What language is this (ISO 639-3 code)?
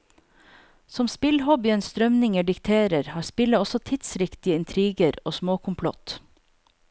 nor